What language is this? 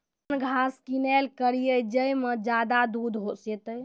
Maithili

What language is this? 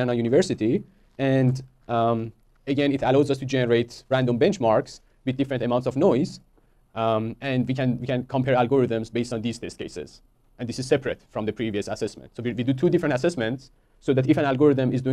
English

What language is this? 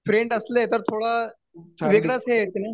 Marathi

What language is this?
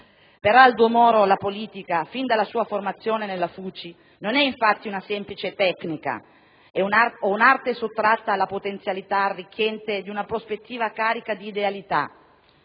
Italian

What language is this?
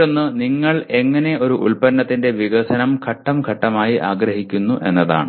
Malayalam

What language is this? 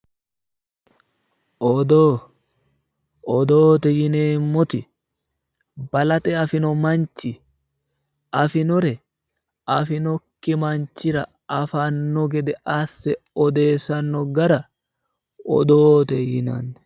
Sidamo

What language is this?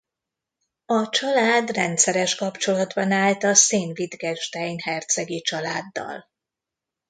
Hungarian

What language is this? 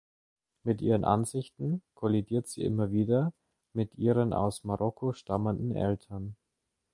German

